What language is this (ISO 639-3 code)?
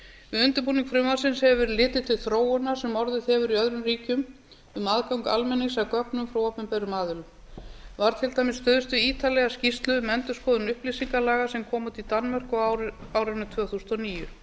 isl